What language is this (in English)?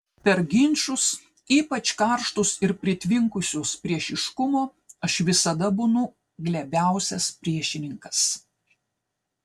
Lithuanian